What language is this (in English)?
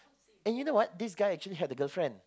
English